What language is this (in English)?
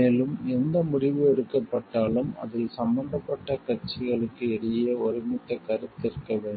Tamil